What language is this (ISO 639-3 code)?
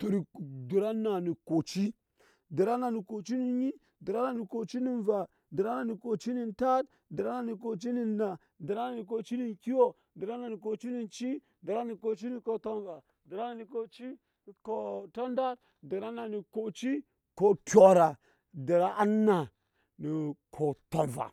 yes